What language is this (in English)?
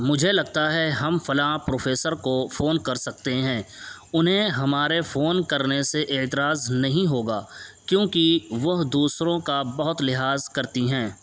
Urdu